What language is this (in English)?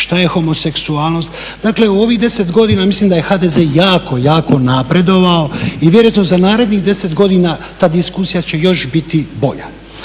Croatian